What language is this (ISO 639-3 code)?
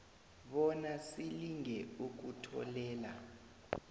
nbl